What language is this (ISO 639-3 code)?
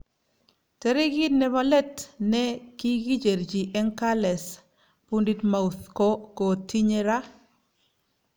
kln